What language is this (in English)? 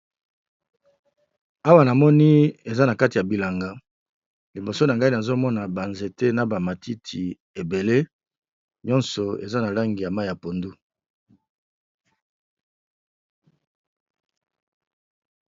Lingala